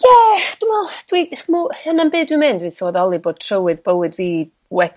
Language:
Welsh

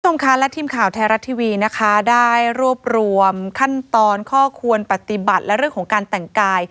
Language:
Thai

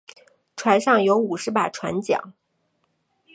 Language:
Chinese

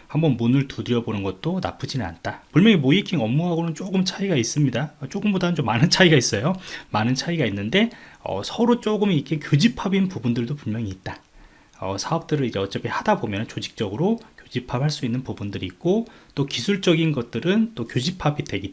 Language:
Korean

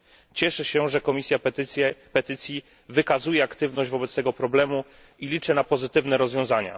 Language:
Polish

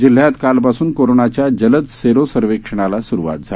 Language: Marathi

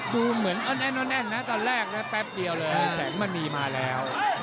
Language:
Thai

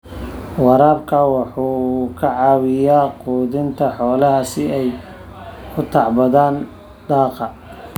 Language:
Somali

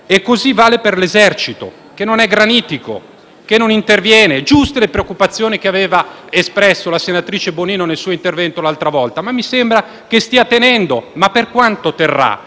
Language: Italian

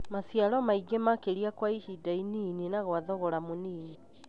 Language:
Kikuyu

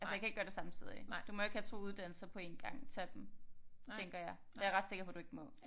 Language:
Danish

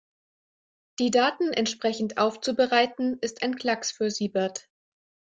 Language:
German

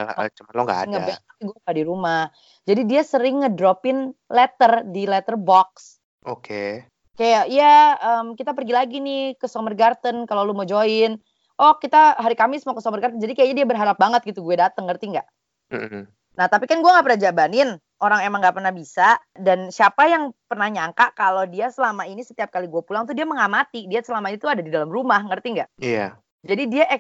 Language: Indonesian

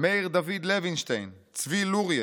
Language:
Hebrew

